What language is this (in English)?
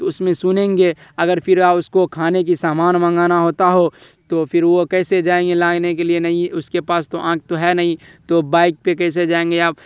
Urdu